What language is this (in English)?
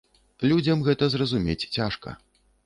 Belarusian